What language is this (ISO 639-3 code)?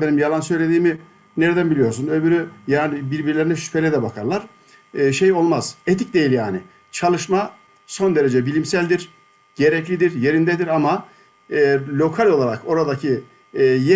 tur